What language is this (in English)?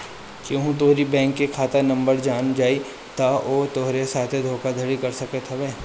Bhojpuri